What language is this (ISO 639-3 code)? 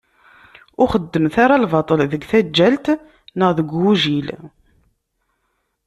kab